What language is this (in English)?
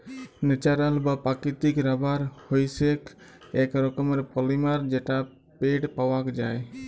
Bangla